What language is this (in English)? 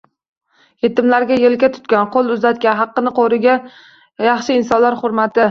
Uzbek